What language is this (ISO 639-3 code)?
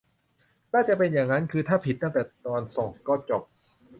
tha